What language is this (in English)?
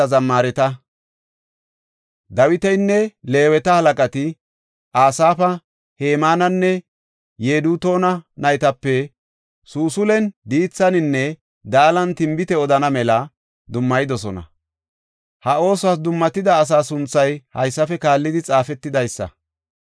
Gofa